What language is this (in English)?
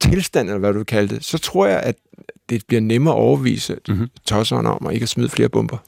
Danish